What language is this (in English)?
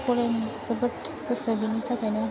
Bodo